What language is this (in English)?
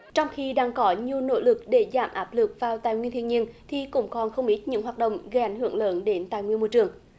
Vietnamese